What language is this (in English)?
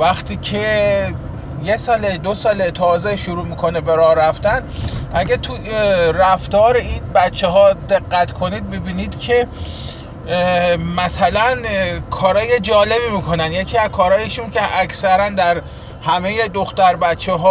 Persian